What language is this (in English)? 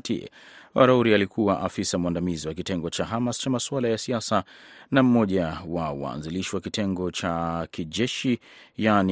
Swahili